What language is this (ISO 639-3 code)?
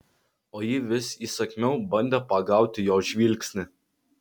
lit